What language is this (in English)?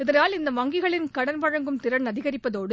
Tamil